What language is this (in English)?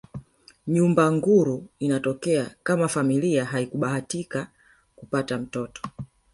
Swahili